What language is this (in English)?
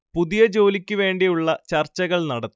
Malayalam